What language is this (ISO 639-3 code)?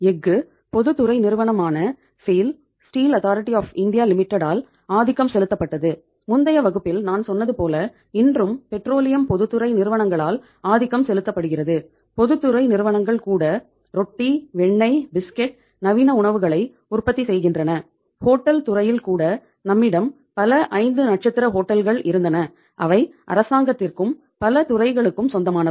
tam